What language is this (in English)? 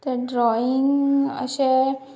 Konkani